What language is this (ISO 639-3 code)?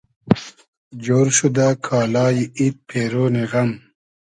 haz